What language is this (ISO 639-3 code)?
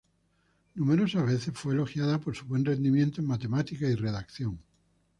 spa